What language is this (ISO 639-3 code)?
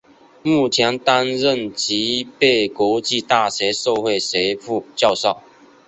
zho